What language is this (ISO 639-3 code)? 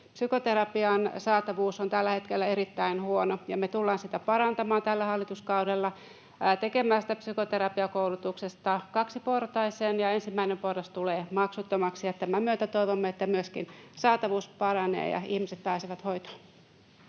fin